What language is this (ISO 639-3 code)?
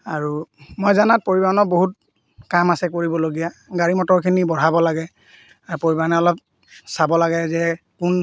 asm